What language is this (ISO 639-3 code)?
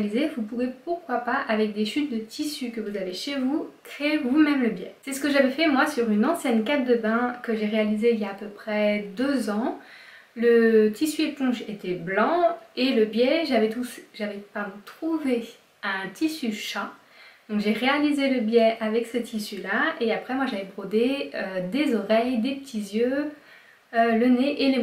fra